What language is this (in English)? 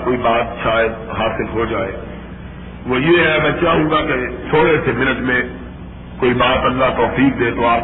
Urdu